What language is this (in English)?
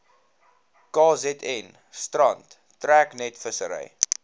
Afrikaans